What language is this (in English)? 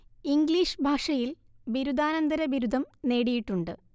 Malayalam